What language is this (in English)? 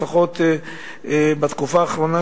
Hebrew